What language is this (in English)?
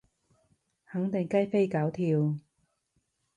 Cantonese